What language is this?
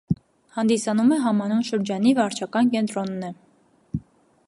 Armenian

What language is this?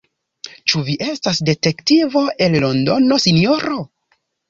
Esperanto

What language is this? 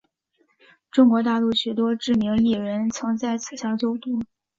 Chinese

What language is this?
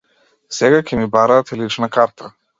Macedonian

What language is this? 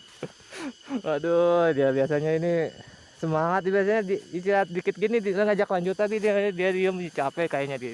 Indonesian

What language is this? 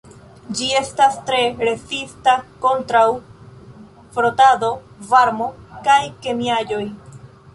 Esperanto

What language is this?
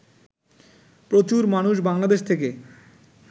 Bangla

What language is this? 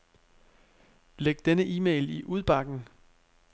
Danish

